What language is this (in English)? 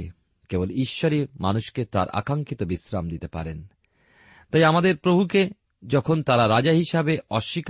Bangla